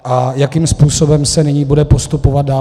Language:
Czech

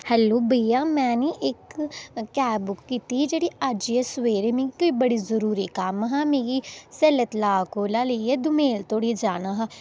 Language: Dogri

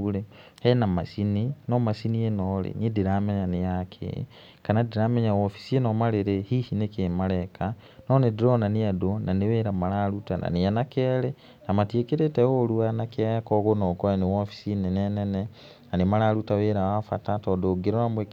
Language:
Kikuyu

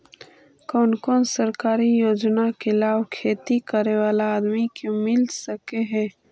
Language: Magahi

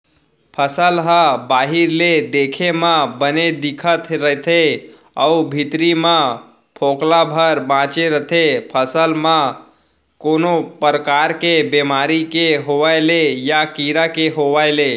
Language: Chhattisgarhi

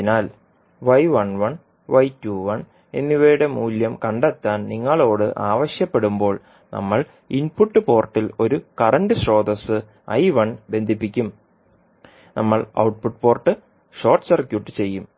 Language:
Malayalam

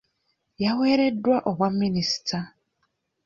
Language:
Ganda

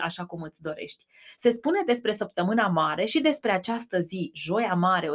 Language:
Romanian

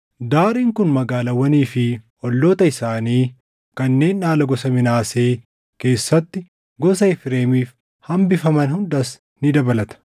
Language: Oromo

